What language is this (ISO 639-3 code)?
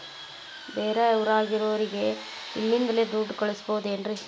kan